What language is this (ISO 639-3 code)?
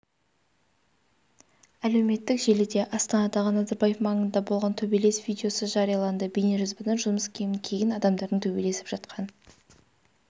kaz